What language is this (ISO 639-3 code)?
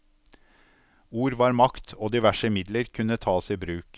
nor